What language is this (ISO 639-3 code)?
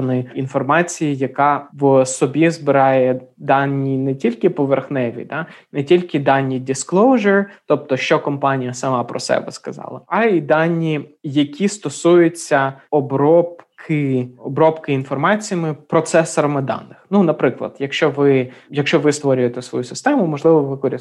ukr